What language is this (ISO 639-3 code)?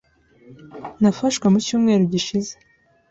kin